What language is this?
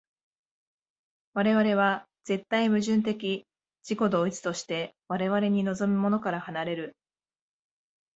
Japanese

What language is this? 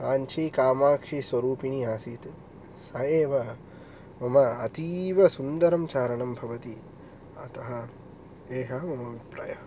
Sanskrit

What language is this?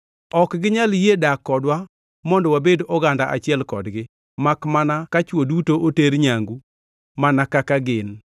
Luo (Kenya and Tanzania)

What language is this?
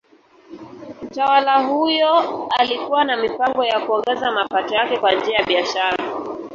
Swahili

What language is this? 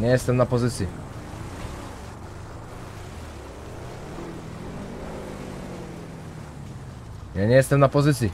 Polish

